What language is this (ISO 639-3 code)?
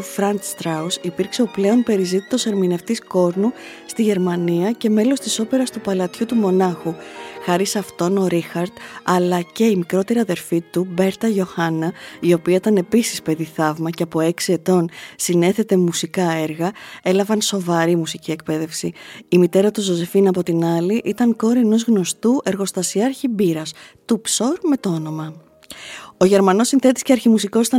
ell